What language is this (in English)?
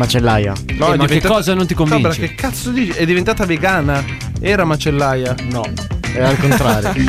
Italian